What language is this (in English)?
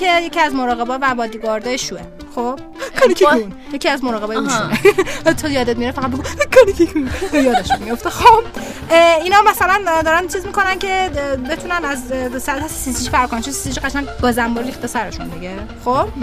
Persian